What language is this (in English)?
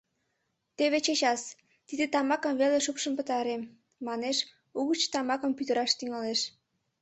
Mari